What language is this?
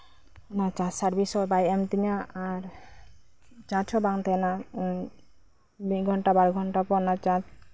Santali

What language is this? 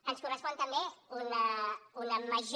Catalan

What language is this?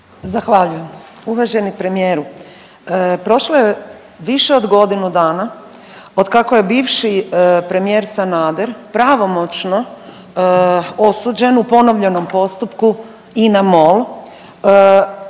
Croatian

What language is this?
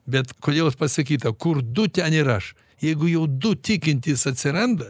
Lithuanian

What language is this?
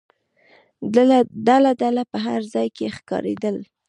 Pashto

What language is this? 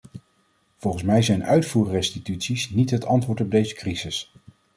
Dutch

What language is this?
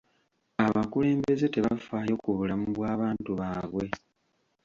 Ganda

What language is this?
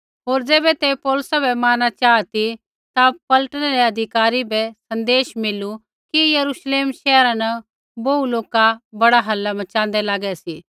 Kullu Pahari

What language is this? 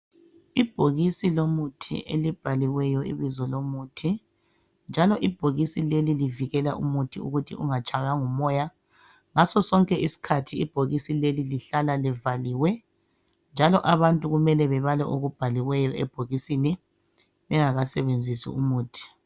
North Ndebele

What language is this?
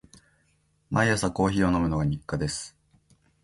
Japanese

